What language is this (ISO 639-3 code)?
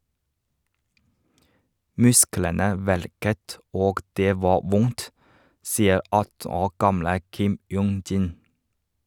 nor